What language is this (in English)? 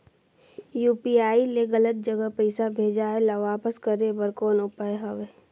Chhattisgarhi